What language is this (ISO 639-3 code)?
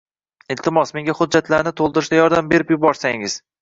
uzb